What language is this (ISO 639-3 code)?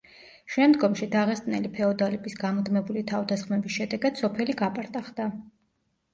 kat